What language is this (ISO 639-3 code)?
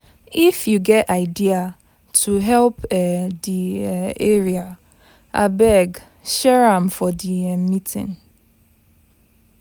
pcm